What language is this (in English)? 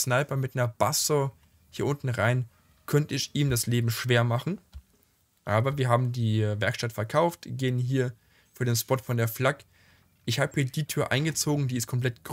German